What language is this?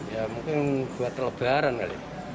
Indonesian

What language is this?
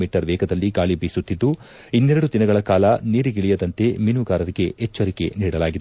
Kannada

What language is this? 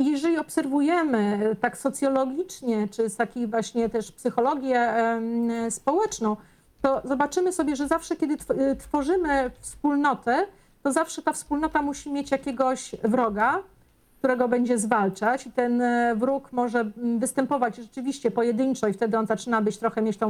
Polish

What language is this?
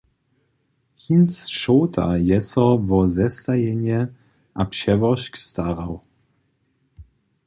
Upper Sorbian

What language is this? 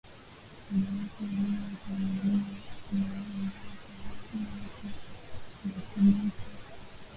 Swahili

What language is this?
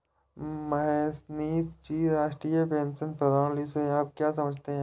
Hindi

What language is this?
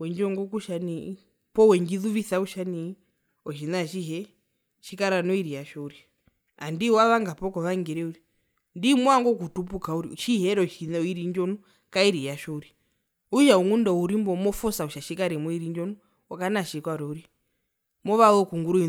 Herero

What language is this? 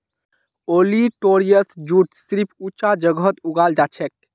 Magahi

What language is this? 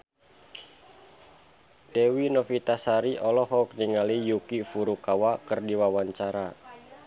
Sundanese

